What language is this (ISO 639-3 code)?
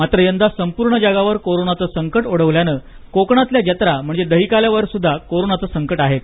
mar